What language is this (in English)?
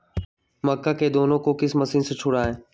Magahi